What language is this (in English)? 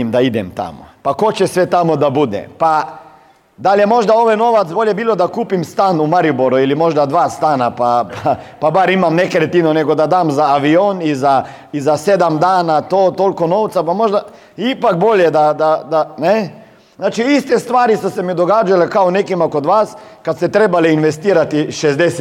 Croatian